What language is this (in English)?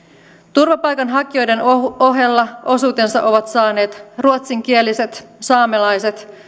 Finnish